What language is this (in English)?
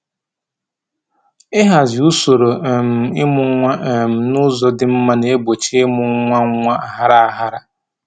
Igbo